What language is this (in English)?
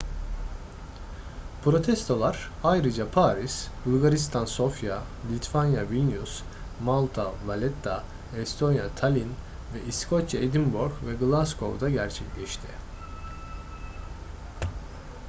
Turkish